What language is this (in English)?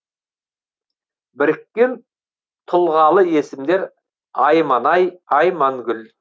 Kazakh